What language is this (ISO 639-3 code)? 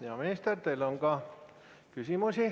est